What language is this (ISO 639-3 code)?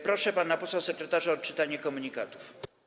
pol